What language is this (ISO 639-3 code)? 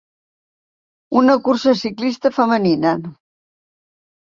cat